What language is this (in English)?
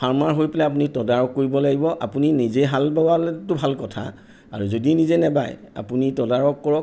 Assamese